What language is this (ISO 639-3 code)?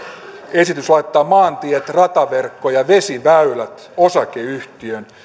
fin